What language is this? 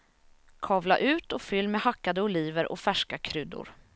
Swedish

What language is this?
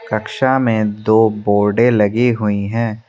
Hindi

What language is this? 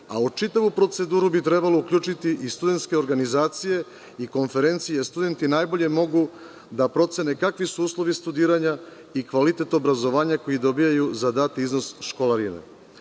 Serbian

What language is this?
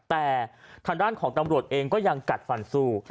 Thai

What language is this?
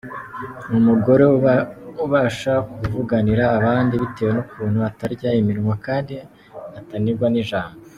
Kinyarwanda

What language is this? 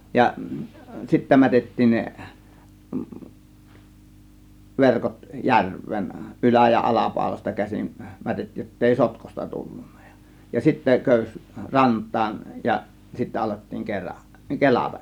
Finnish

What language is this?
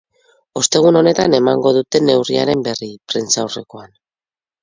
Basque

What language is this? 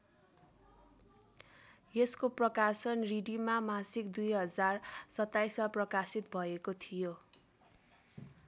Nepali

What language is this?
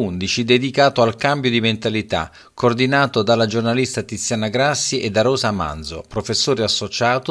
Italian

